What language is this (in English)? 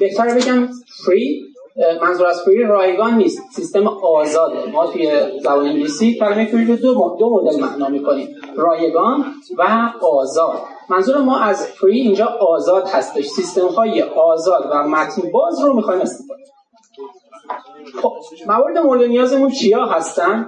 Persian